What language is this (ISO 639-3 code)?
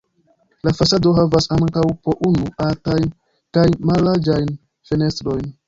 epo